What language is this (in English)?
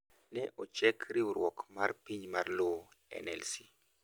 Luo (Kenya and Tanzania)